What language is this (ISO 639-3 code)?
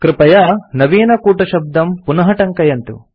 san